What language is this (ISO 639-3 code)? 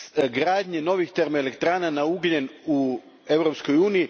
hrv